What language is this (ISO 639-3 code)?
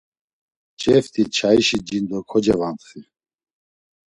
lzz